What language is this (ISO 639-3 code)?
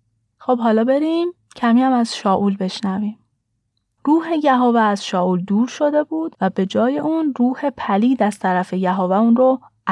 fas